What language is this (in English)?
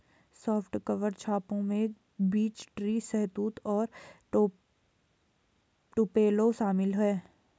Hindi